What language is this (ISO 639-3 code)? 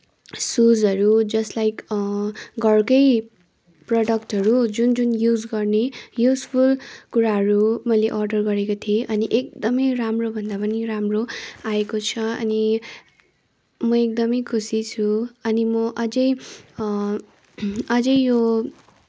nep